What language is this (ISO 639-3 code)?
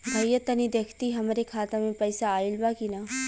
bho